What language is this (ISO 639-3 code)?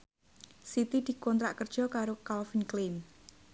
jav